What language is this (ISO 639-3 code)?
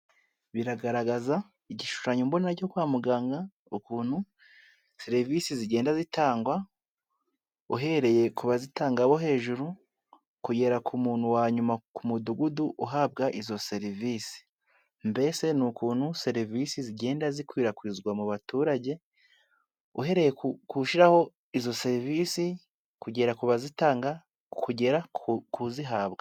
kin